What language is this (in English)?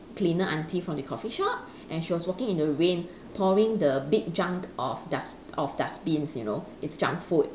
English